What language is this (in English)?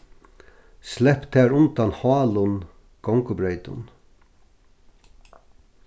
Faroese